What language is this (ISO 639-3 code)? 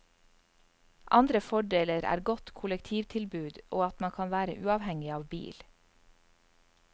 nor